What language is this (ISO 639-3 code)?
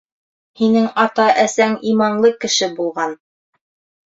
bak